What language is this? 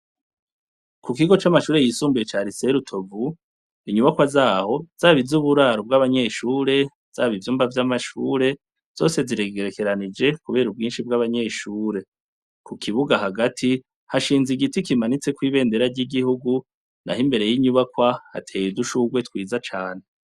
Rundi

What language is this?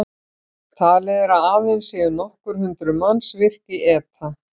Icelandic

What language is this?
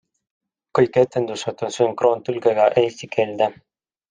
Estonian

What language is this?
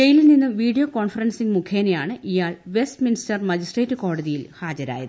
Malayalam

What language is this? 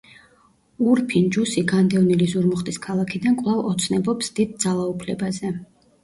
Georgian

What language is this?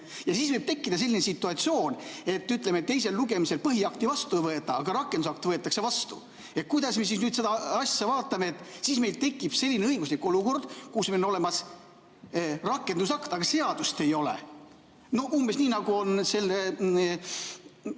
Estonian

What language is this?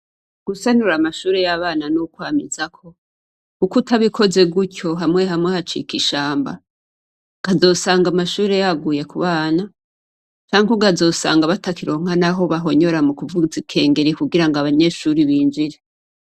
Rundi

